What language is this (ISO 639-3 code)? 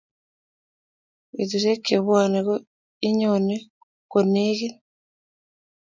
kln